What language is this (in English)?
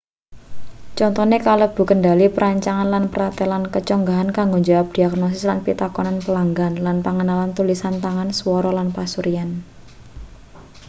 Javanese